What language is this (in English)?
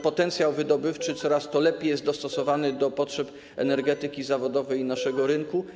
Polish